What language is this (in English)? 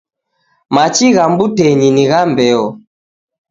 Taita